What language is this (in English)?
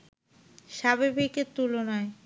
Bangla